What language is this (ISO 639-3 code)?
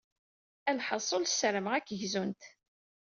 kab